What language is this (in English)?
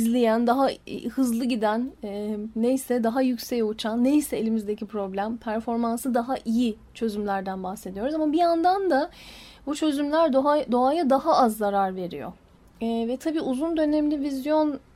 Turkish